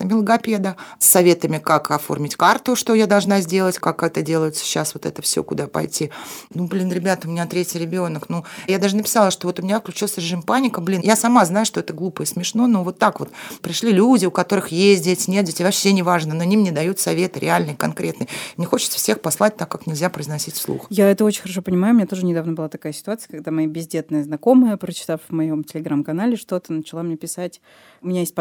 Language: Russian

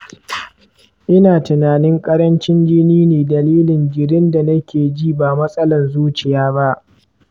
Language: Hausa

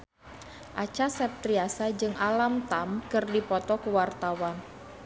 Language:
Sundanese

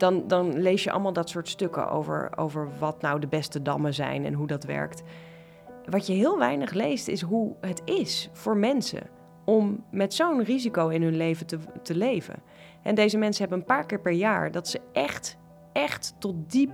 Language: Dutch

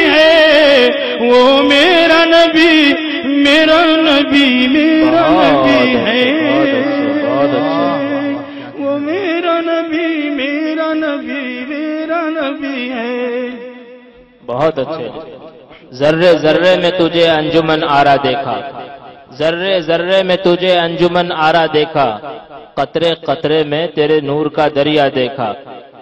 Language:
Arabic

